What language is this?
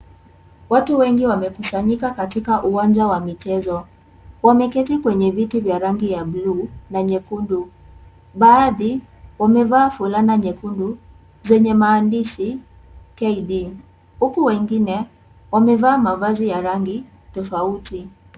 Swahili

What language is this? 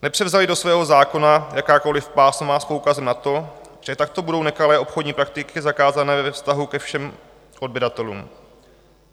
Czech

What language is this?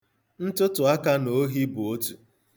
Igbo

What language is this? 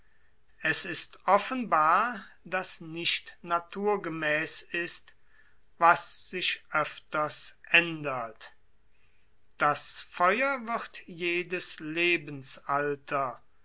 German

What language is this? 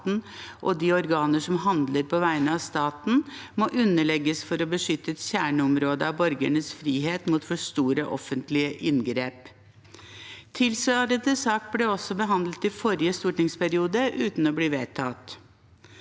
Norwegian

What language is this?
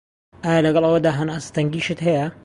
Central Kurdish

